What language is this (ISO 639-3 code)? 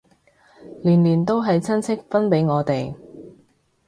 yue